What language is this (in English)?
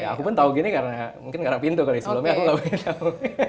Indonesian